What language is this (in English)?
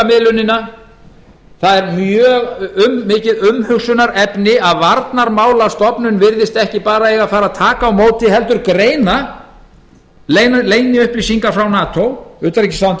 Icelandic